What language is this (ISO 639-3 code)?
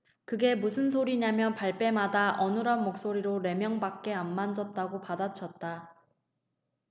kor